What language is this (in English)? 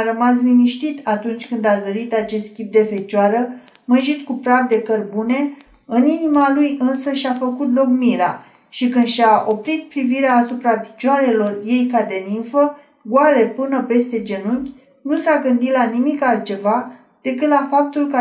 Romanian